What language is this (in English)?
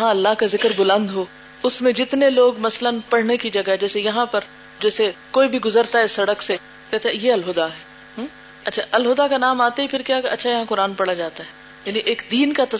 Urdu